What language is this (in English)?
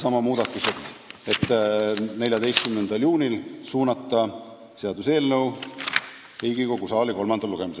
Estonian